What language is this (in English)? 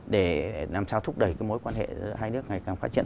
Vietnamese